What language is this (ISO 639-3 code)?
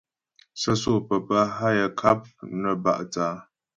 bbj